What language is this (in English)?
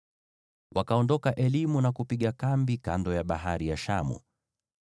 Swahili